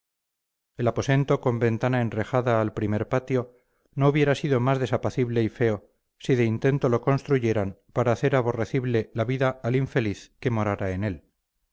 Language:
Spanish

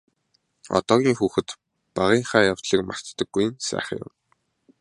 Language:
Mongolian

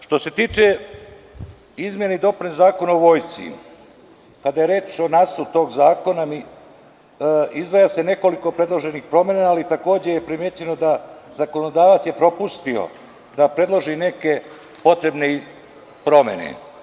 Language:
Serbian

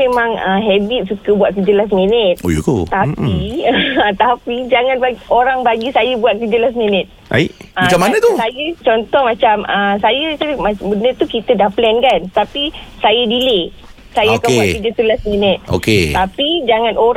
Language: Malay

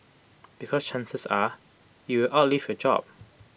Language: English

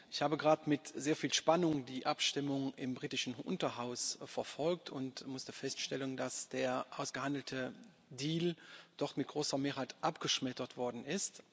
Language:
German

